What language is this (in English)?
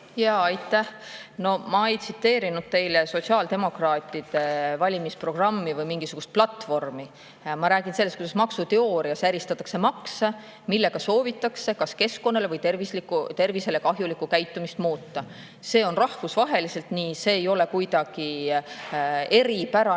Estonian